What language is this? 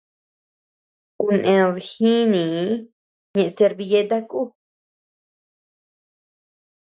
Tepeuxila Cuicatec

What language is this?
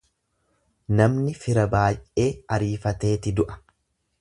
Oromo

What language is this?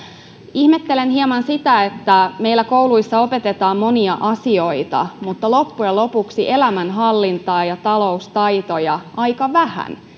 Finnish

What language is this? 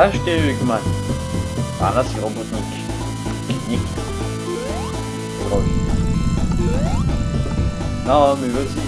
French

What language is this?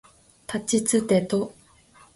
Japanese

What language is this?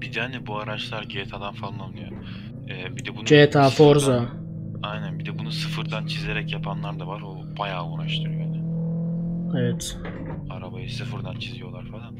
Turkish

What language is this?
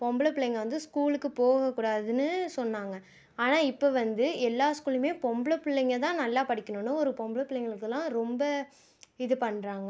Tamil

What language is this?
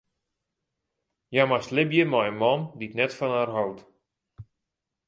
Western Frisian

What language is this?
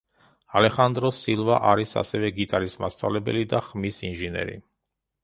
Georgian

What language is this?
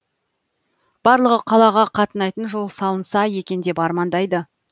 Kazakh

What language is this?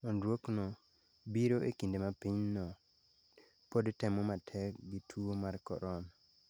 Luo (Kenya and Tanzania)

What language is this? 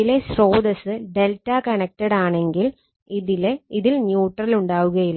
Malayalam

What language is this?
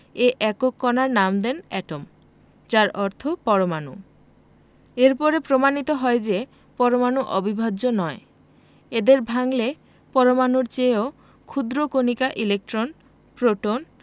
Bangla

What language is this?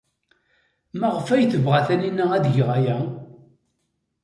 Kabyle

